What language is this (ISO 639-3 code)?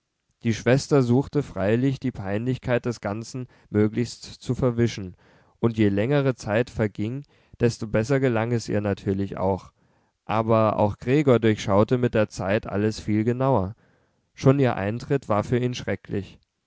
deu